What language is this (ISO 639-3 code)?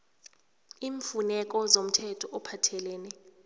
nbl